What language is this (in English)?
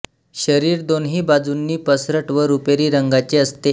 Marathi